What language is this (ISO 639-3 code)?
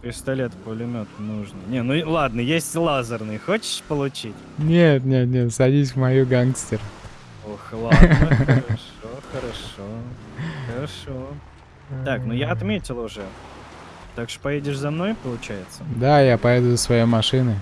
rus